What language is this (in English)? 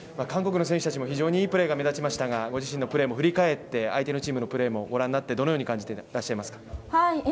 Japanese